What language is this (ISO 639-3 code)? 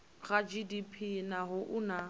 ven